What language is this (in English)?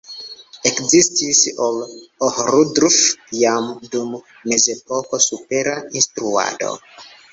Esperanto